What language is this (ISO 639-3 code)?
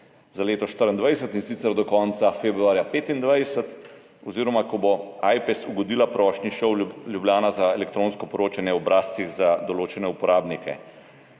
slv